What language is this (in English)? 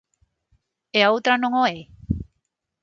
Galician